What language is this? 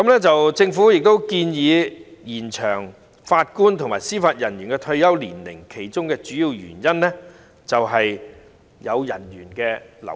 Cantonese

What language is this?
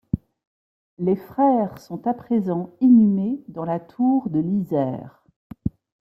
French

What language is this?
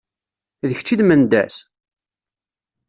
Kabyle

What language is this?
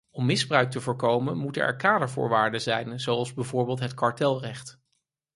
Dutch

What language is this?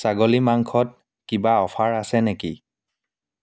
Assamese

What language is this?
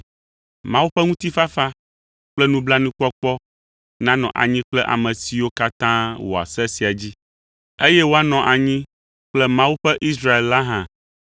Ewe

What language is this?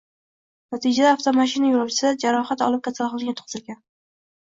Uzbek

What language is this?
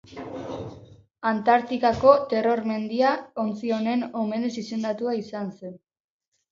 Basque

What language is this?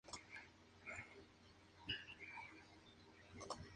Spanish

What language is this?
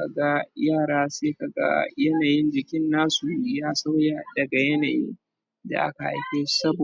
Hausa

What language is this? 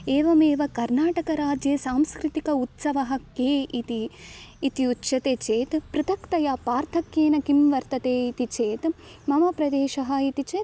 Sanskrit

